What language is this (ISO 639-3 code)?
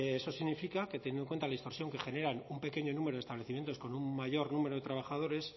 spa